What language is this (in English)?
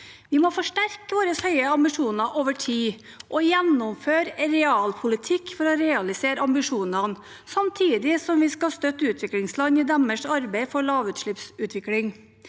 Norwegian